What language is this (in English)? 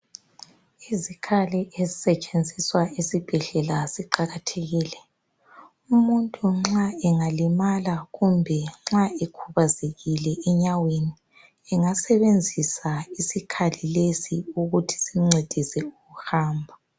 North Ndebele